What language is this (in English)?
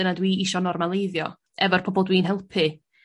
Welsh